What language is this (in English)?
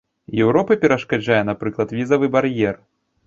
Belarusian